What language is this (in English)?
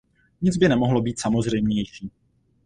Czech